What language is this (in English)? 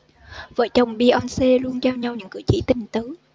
Vietnamese